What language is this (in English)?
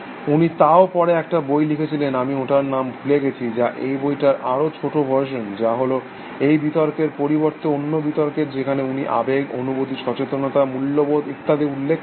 Bangla